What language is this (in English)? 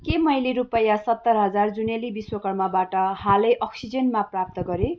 Nepali